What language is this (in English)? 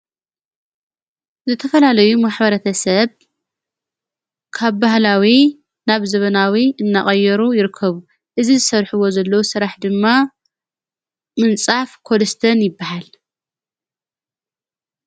Tigrinya